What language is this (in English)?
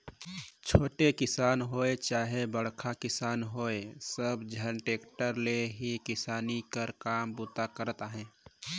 Chhattisgarhi